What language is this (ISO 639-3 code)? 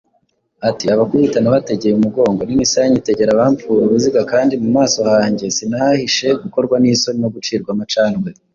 kin